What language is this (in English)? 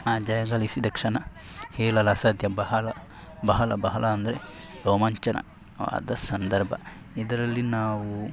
Kannada